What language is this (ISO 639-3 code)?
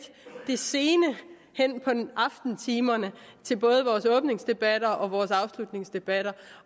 dan